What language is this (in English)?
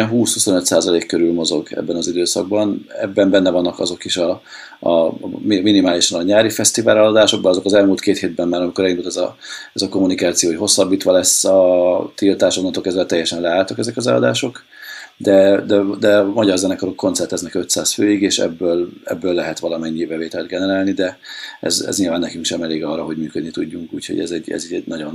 Hungarian